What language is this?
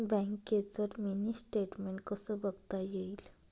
Marathi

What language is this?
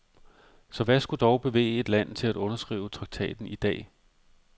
Danish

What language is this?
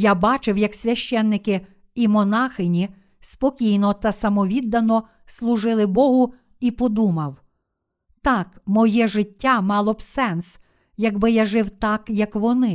Ukrainian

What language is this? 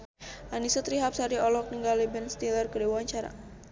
Sundanese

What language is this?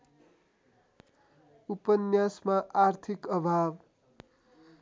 Nepali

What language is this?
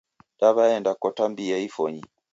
Taita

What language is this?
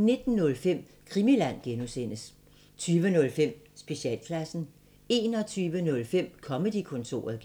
Danish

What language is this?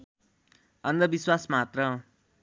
Nepali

